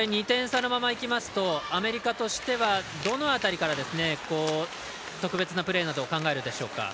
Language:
Japanese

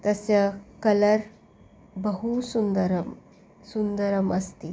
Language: Sanskrit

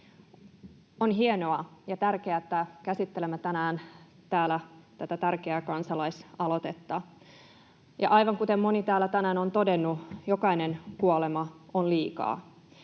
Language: Finnish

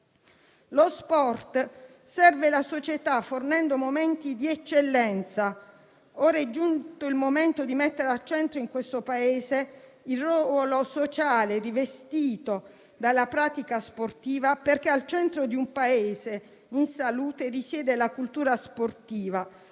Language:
Italian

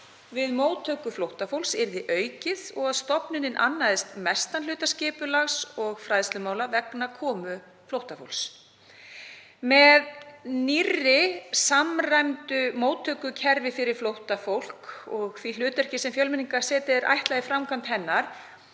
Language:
Icelandic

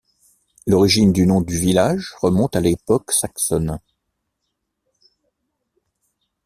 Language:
French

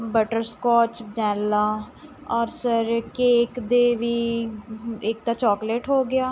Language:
Punjabi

